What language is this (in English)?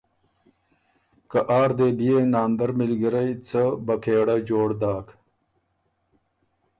Ormuri